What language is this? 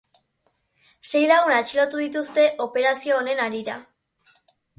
Basque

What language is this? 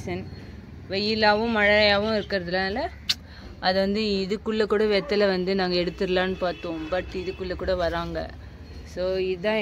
Tamil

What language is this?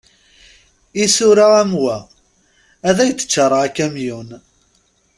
Kabyle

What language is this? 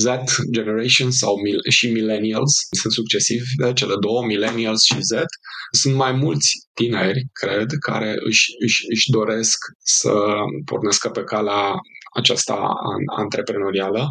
Romanian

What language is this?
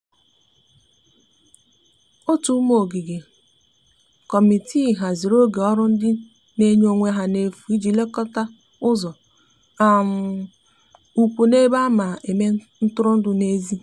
Igbo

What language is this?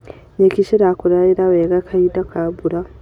Kikuyu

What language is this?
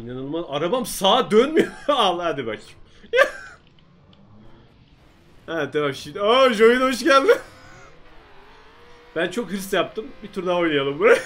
Turkish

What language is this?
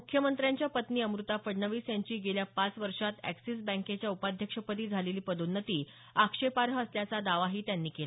Marathi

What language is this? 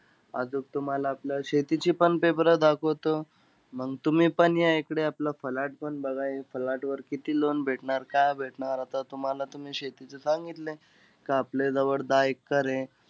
Marathi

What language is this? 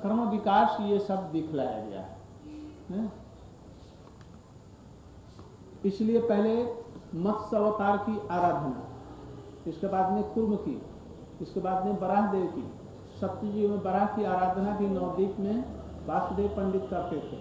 Hindi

